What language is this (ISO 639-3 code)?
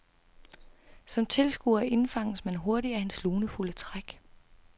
dan